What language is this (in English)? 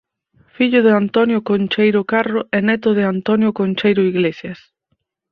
Galician